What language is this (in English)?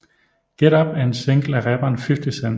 Danish